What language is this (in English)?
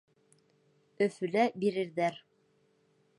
Bashkir